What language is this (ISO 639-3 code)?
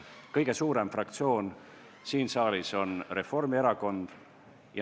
est